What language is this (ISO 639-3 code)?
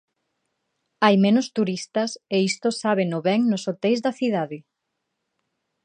glg